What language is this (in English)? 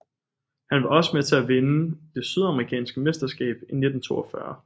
Danish